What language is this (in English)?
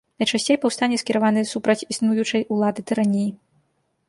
Belarusian